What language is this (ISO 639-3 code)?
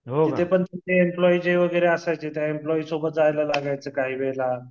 mar